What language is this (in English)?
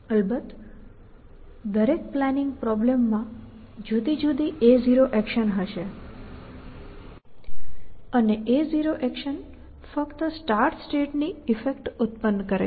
Gujarati